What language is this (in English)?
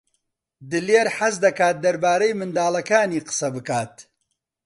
Central Kurdish